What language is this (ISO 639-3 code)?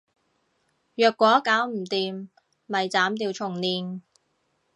yue